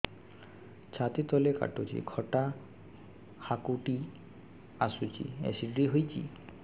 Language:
Odia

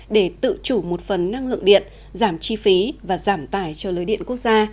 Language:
Vietnamese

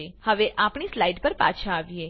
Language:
Gujarati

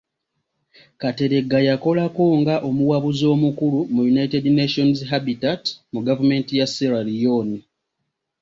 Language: Ganda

